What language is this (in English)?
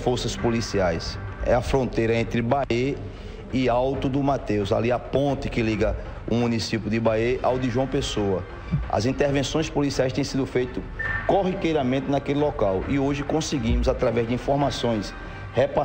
Portuguese